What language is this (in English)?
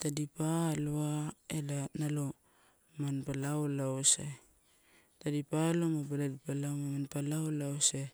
Torau